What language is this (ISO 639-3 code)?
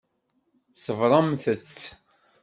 kab